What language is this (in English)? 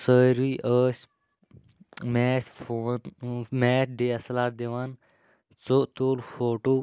Kashmiri